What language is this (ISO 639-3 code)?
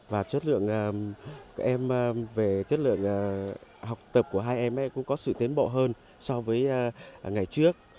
vie